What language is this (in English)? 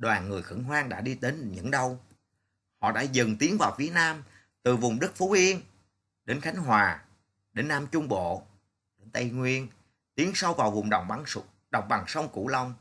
Vietnamese